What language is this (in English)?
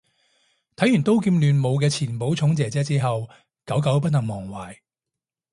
Cantonese